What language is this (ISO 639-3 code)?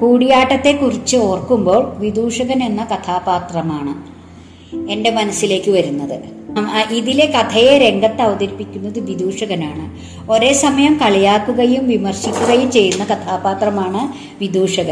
mal